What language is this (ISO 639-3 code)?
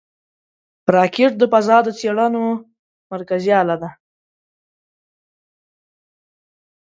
pus